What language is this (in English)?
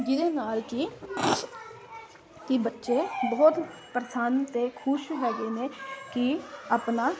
Punjabi